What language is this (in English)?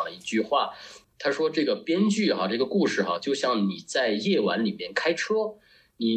Chinese